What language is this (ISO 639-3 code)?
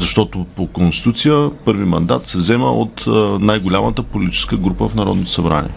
bul